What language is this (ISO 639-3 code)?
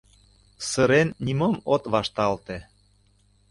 chm